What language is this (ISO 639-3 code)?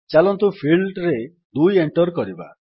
ori